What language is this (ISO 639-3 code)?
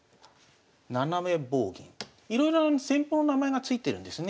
jpn